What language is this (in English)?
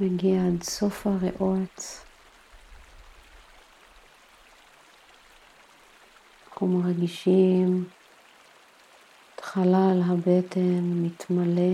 Hebrew